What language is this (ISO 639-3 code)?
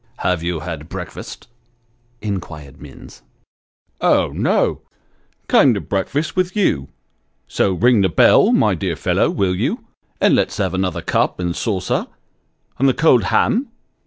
eng